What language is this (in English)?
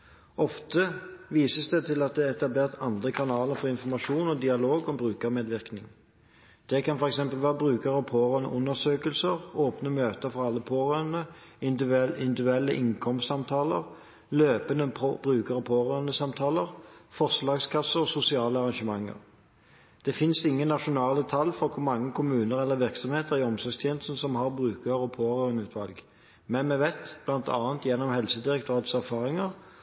Norwegian Bokmål